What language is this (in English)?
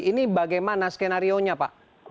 Indonesian